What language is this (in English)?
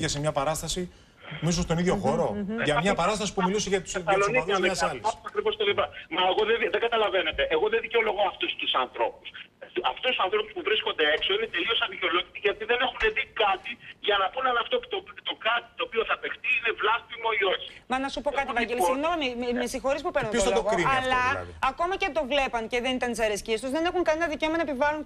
Greek